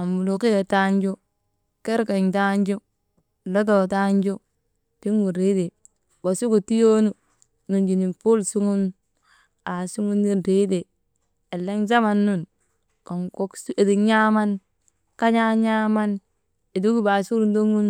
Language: Maba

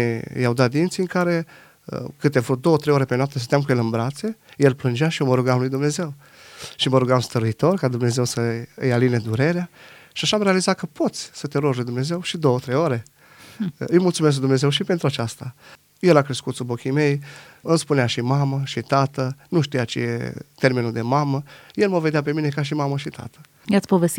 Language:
Romanian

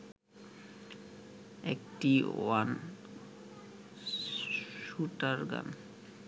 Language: Bangla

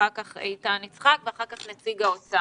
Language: Hebrew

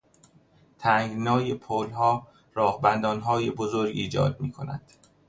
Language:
Persian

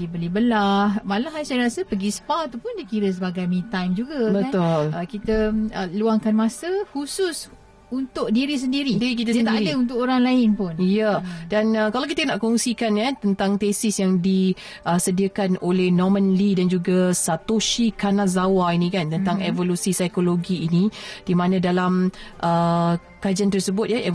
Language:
Malay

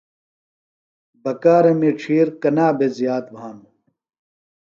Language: Phalura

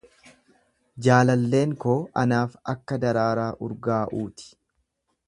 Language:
Oromo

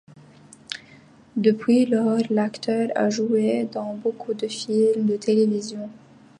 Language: French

